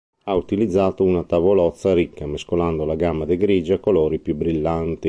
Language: Italian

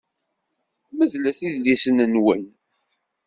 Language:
Kabyle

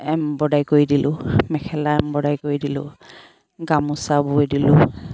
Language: Assamese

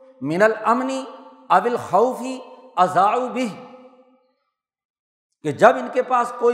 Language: Urdu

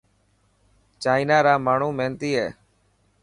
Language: Dhatki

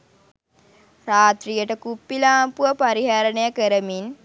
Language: Sinhala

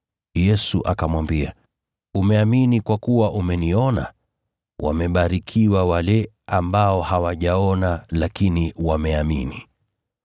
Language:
Swahili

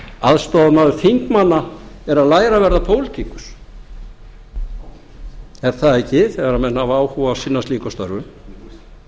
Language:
Icelandic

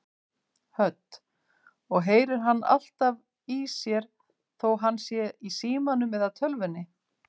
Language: Icelandic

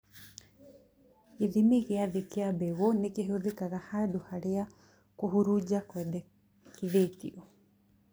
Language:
Kikuyu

